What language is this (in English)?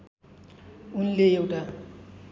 Nepali